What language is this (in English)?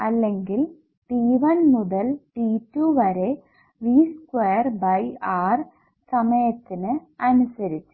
Malayalam